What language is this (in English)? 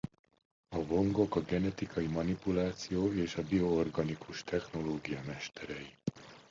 Hungarian